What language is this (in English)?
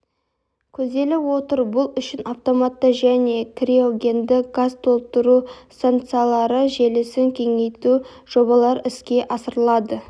Kazakh